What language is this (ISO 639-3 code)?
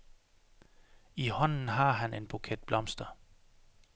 dan